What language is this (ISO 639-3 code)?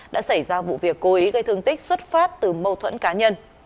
vie